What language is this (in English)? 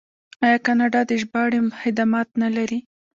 Pashto